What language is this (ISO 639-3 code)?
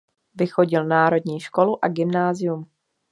ces